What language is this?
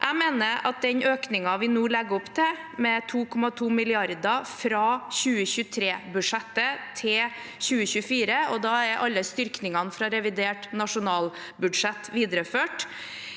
Norwegian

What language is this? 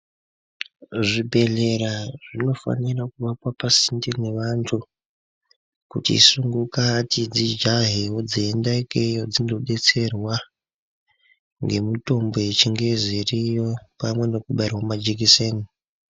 Ndau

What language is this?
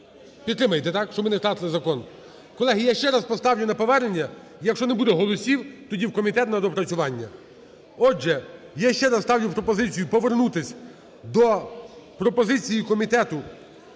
Ukrainian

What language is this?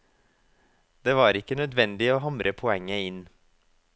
Norwegian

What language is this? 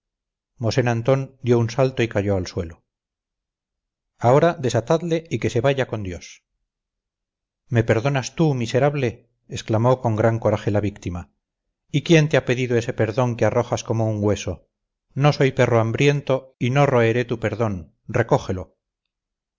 Spanish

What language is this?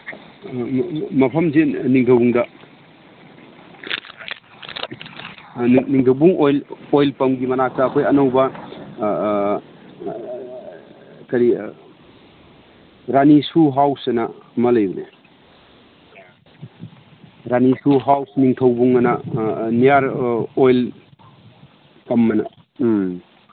Manipuri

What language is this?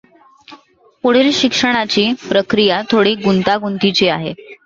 Marathi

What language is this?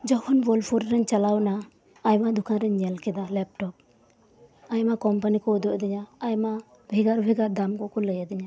Santali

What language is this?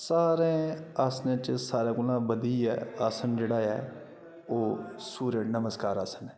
Dogri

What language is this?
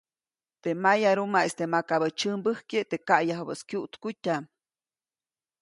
Copainalá Zoque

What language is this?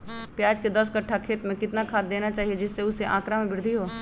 Magahi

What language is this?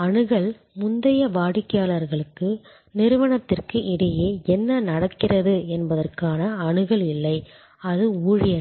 Tamil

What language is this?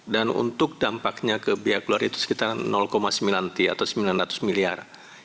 Indonesian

